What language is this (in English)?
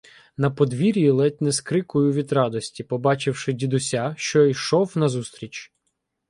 Ukrainian